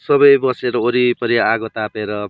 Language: Nepali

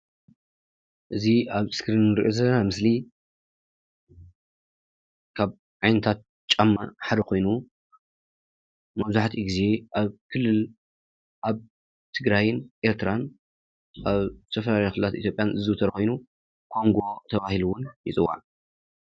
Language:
Tigrinya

